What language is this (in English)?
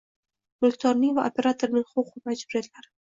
Uzbek